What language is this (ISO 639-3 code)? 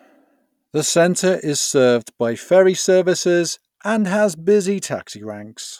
eng